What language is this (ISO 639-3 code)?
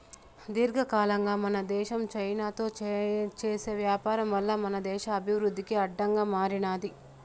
tel